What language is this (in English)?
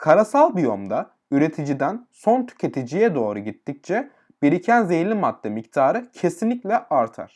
Turkish